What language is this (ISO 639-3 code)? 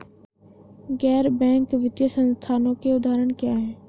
hin